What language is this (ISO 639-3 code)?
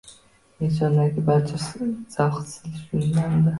uzb